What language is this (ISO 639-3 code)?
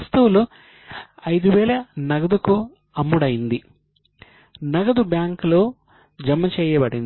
tel